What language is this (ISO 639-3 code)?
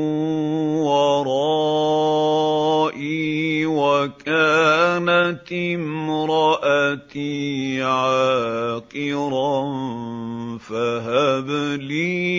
ara